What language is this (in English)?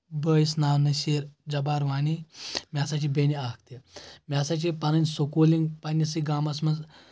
Kashmiri